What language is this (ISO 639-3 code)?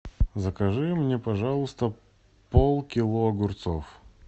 rus